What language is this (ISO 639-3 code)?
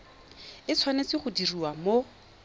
tsn